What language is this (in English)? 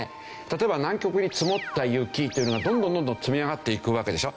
Japanese